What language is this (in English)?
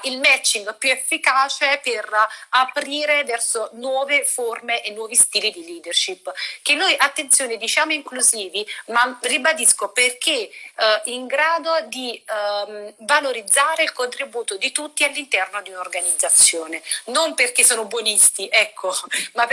Italian